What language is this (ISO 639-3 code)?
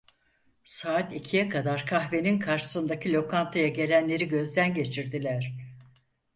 tur